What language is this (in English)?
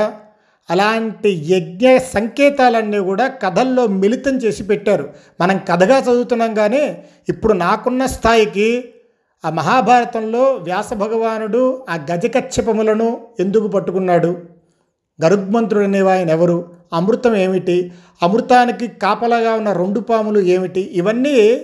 Telugu